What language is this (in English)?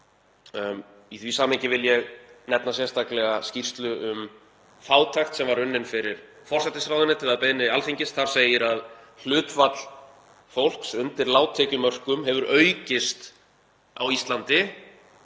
Icelandic